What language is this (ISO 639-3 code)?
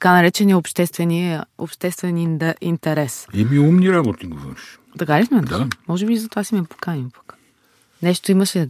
bul